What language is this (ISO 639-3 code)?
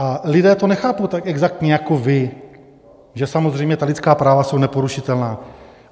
ces